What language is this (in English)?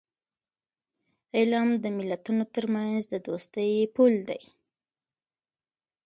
Pashto